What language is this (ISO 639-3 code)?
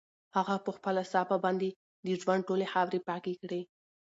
pus